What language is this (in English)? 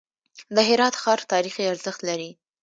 Pashto